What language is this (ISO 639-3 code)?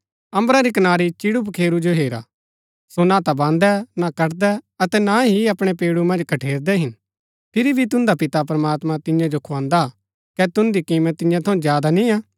gbk